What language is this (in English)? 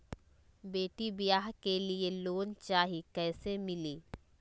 Magahi